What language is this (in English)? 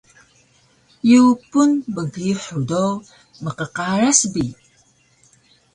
Taroko